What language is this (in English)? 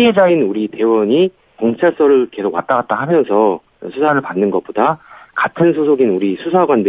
Korean